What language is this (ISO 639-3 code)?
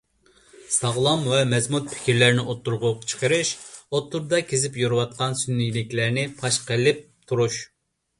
uig